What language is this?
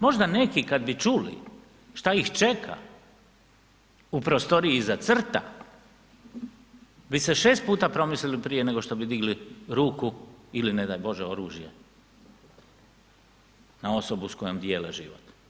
Croatian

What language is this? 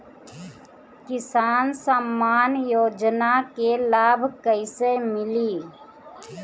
Bhojpuri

